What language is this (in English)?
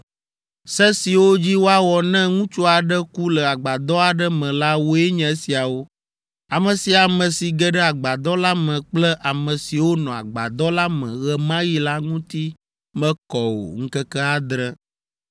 Ewe